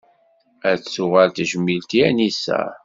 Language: Kabyle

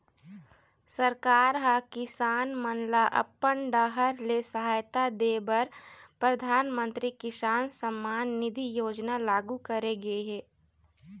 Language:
Chhattisgarhi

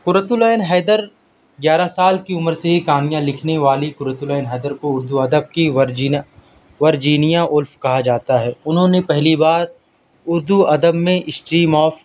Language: Urdu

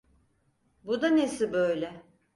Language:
Turkish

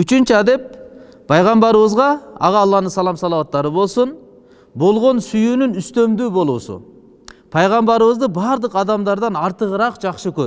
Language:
Turkish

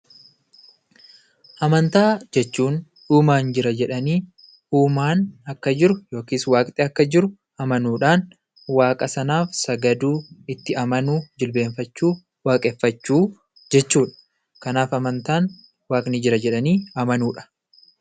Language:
Oromo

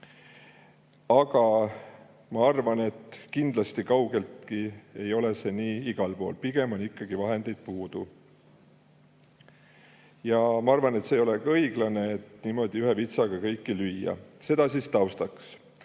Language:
Estonian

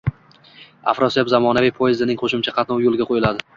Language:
Uzbek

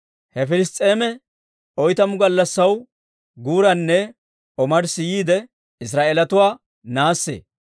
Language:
Dawro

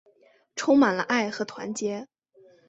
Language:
Chinese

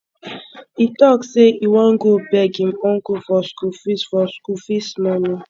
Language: Nigerian Pidgin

